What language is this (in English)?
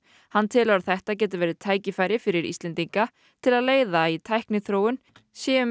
Icelandic